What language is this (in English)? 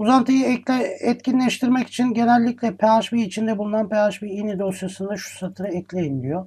Turkish